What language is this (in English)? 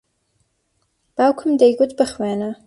Central Kurdish